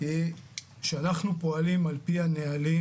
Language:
Hebrew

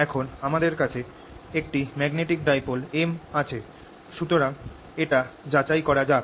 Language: Bangla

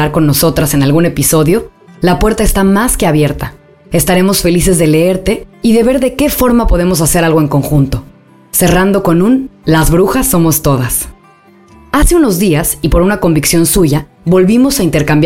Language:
Spanish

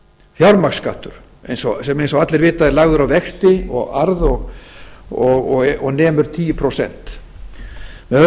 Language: Icelandic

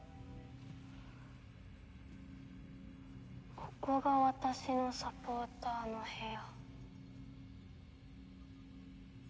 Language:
Japanese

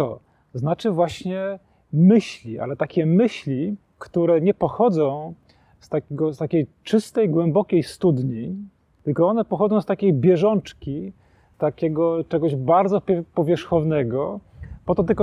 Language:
Polish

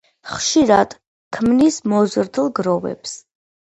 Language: Georgian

